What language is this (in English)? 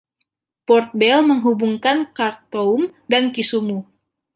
Indonesian